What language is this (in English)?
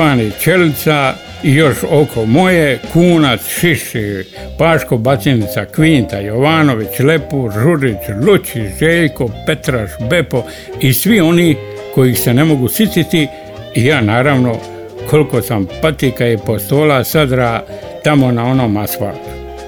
Croatian